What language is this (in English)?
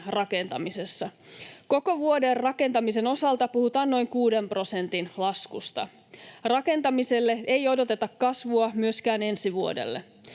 Finnish